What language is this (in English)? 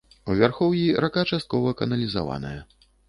Belarusian